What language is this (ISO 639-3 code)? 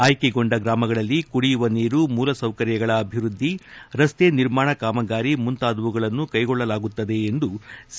kan